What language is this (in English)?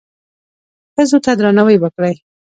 Pashto